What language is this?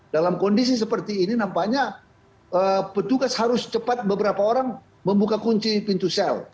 Indonesian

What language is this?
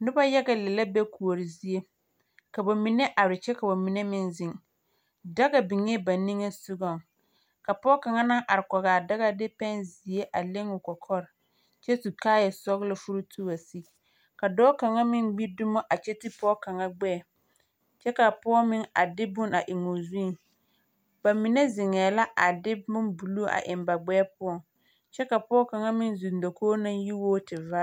Southern Dagaare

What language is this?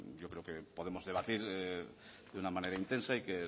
Spanish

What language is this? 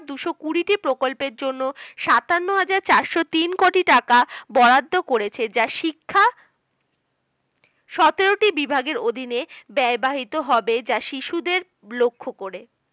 Bangla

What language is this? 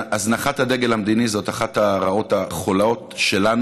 Hebrew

